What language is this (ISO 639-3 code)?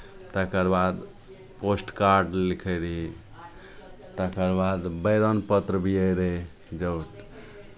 mai